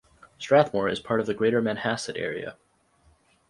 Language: English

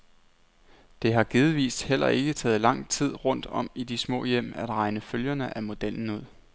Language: Danish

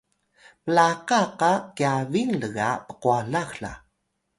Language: Atayal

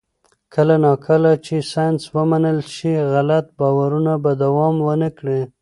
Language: Pashto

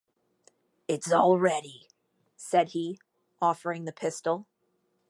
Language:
English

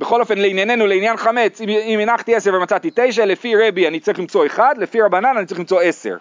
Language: Hebrew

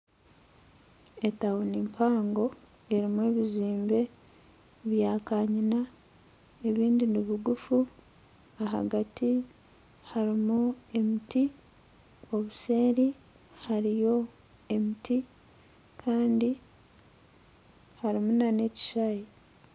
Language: Nyankole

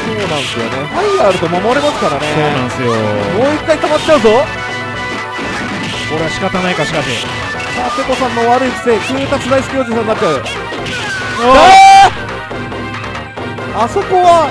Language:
Japanese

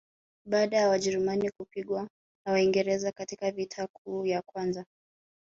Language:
Swahili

